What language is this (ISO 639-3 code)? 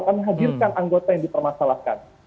ind